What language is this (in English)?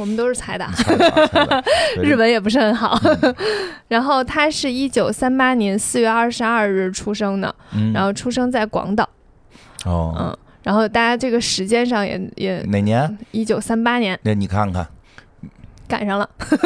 Chinese